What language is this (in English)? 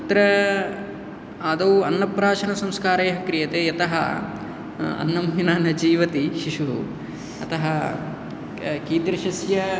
Sanskrit